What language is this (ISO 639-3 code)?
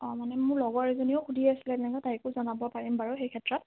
asm